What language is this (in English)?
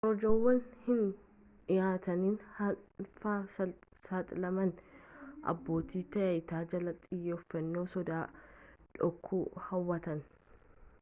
Oromo